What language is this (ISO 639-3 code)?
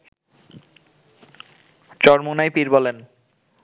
ben